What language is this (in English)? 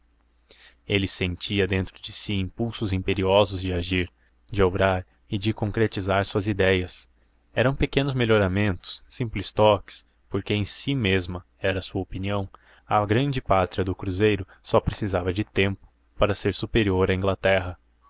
Portuguese